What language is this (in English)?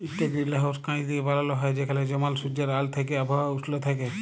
Bangla